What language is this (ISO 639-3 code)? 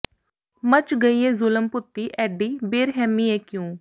pan